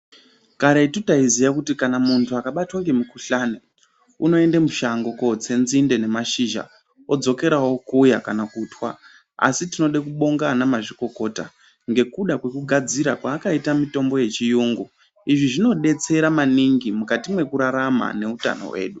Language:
Ndau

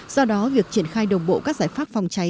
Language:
Vietnamese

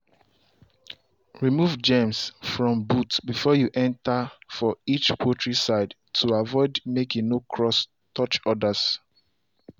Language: Nigerian Pidgin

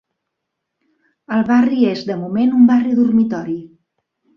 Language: Catalan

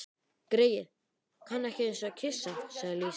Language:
Icelandic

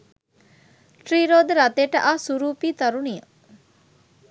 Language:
Sinhala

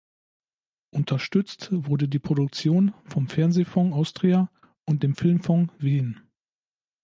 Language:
German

